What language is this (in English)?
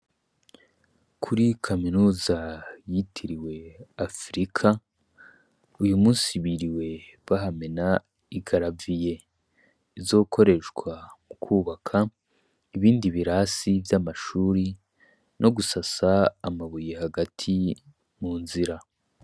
Rundi